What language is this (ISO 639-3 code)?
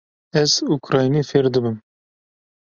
kur